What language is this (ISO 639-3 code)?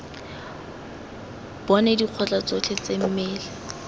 tsn